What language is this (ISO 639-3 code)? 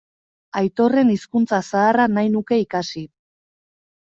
eus